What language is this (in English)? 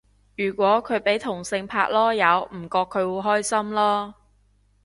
Cantonese